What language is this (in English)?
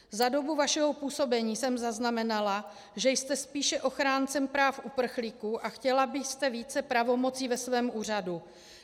Czech